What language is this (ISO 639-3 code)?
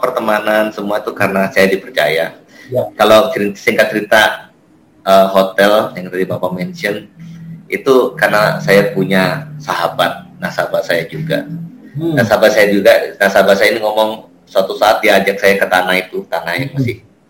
ind